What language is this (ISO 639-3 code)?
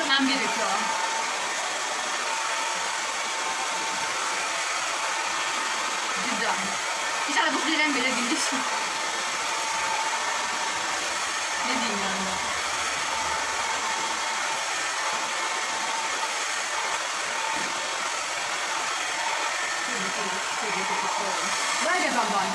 tur